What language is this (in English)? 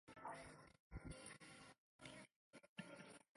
Chinese